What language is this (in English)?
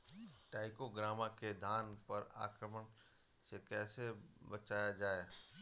Bhojpuri